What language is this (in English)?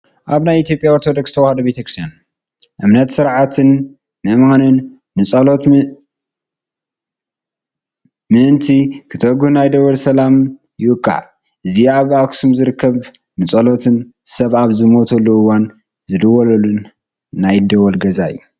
Tigrinya